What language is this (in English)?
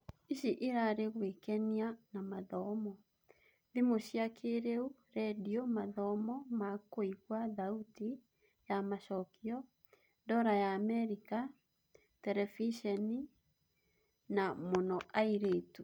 Kikuyu